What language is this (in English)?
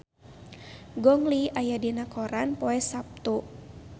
Sundanese